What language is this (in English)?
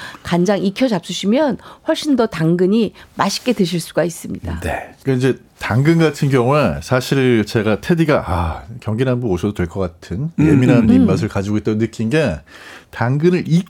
Korean